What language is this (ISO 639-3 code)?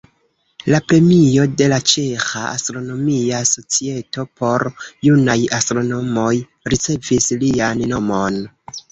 epo